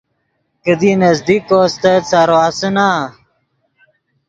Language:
Yidgha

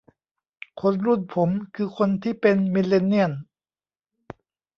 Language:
Thai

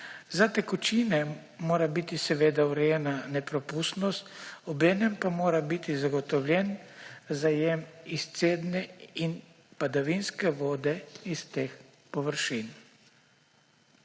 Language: Slovenian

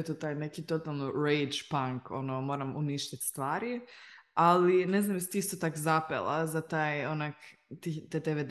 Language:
Croatian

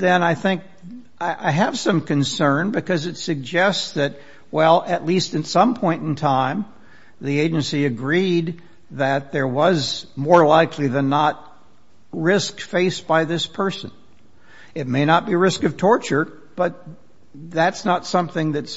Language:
English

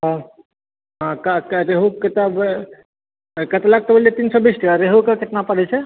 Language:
Maithili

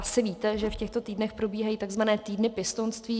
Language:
Czech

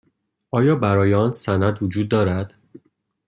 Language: Persian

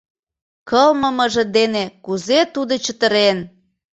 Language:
Mari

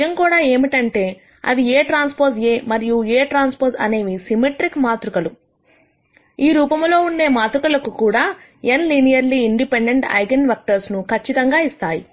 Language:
Telugu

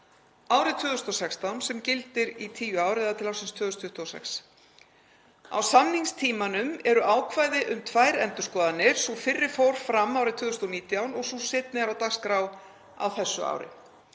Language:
Icelandic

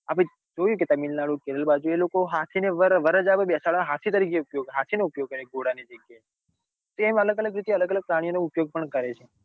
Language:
Gujarati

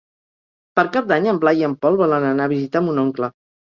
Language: Catalan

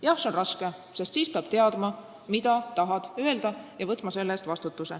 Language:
Estonian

